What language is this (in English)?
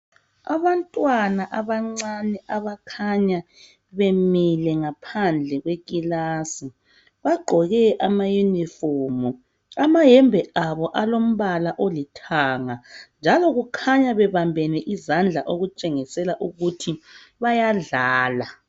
North Ndebele